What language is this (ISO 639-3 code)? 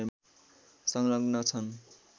nep